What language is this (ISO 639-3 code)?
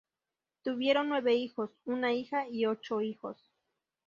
spa